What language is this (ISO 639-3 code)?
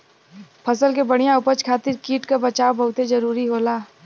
bho